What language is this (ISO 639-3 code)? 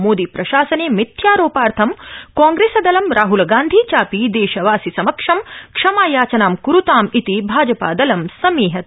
san